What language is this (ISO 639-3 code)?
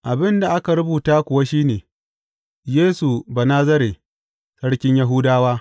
hau